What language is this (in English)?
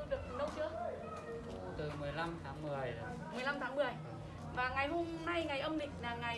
Vietnamese